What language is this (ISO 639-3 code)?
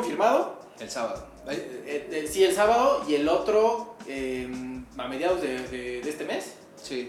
spa